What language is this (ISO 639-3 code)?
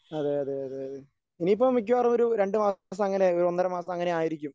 mal